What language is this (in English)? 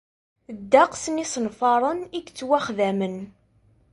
Kabyle